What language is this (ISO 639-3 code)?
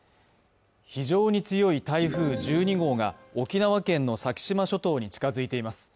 jpn